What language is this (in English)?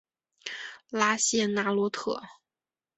Chinese